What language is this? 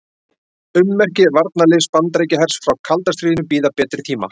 Icelandic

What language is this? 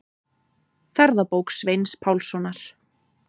Icelandic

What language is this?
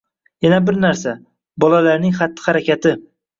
Uzbek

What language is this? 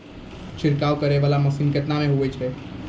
Maithili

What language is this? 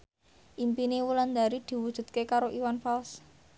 Javanese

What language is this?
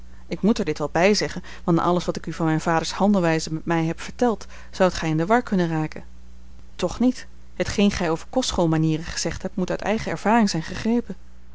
Dutch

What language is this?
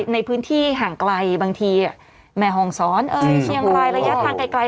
Thai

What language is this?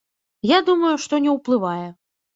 Belarusian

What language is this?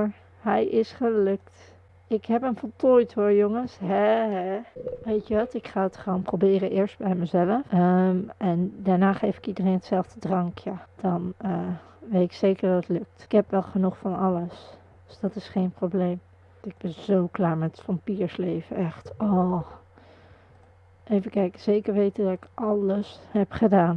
Dutch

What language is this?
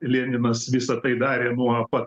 Lithuanian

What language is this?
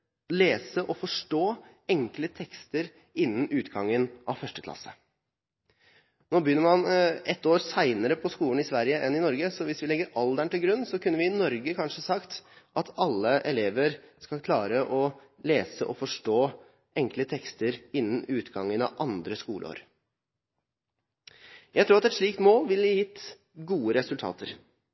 Norwegian Bokmål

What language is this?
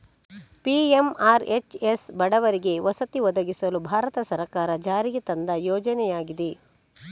Kannada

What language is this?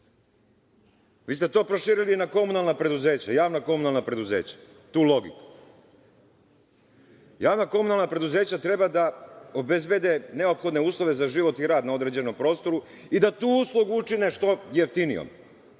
Serbian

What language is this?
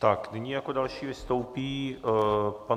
Czech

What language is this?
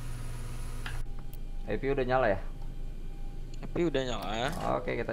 Indonesian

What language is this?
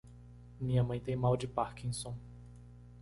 Portuguese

